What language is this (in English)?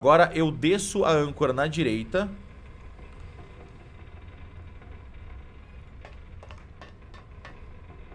Portuguese